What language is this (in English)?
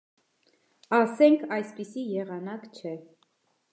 Armenian